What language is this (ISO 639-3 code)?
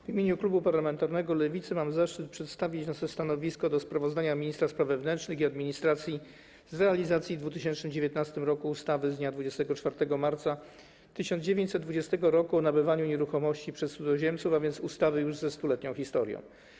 pol